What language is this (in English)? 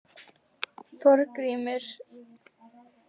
Icelandic